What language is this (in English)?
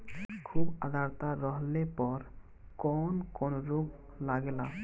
Bhojpuri